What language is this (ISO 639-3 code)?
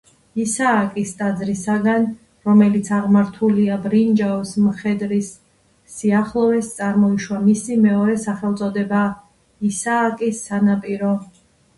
kat